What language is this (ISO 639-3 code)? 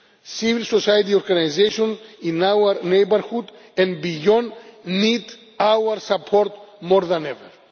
eng